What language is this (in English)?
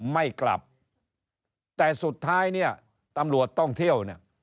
Thai